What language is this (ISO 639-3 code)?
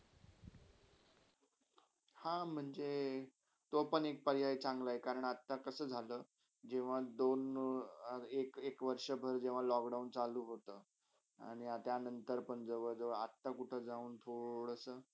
mar